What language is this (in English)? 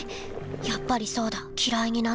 Japanese